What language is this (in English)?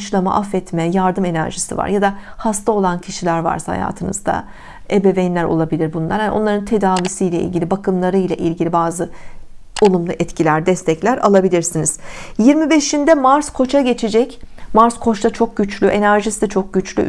Turkish